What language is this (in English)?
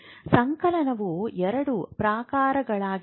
Kannada